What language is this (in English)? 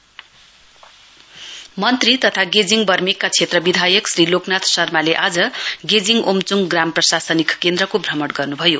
Nepali